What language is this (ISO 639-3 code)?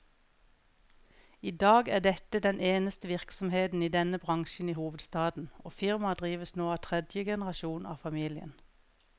nor